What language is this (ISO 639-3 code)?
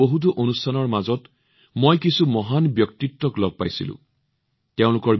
asm